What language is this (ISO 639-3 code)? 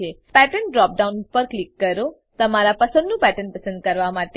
guj